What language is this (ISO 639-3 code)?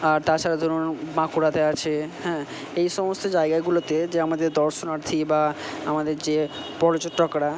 ben